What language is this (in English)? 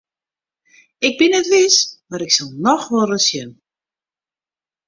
Western Frisian